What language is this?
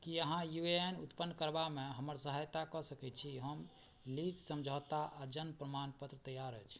Maithili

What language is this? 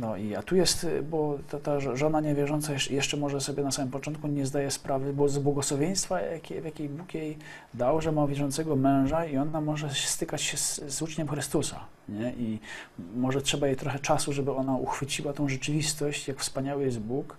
Polish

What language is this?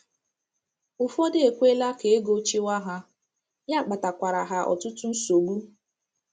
Igbo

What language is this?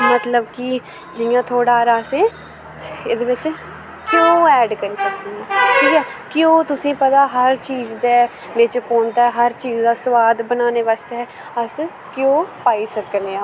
Dogri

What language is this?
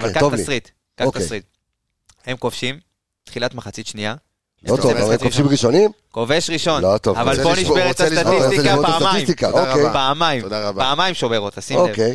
Hebrew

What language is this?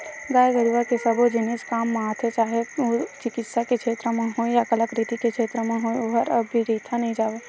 Chhattisgarhi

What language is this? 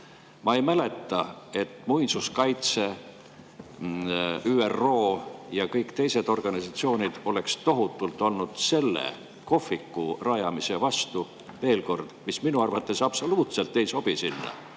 Estonian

